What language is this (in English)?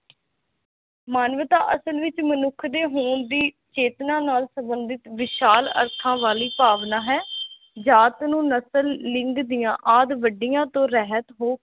Punjabi